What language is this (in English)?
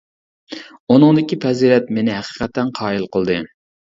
Uyghur